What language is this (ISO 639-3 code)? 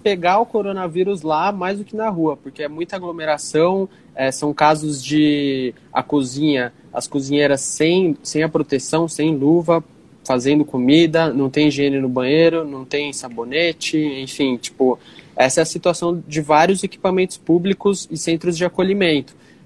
por